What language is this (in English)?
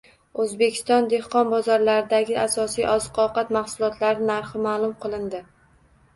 Uzbek